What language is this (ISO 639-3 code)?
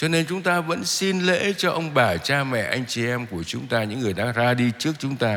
vie